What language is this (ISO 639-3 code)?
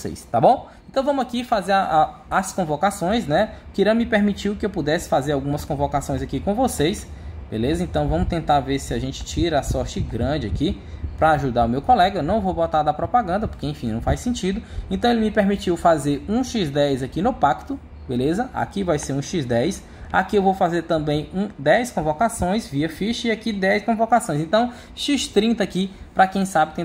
por